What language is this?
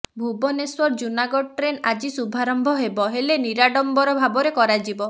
Odia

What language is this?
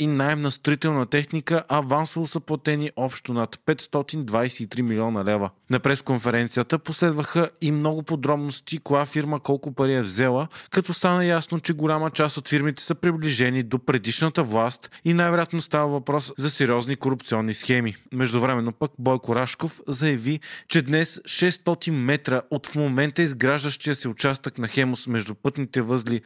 Bulgarian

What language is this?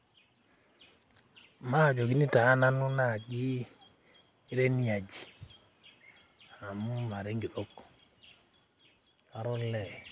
Masai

